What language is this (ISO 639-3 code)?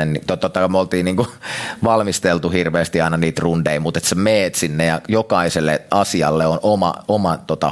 fin